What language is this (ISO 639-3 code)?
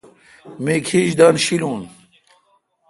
xka